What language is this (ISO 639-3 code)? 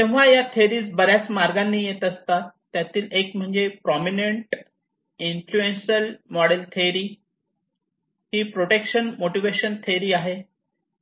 mar